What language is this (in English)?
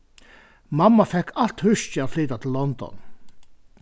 Faroese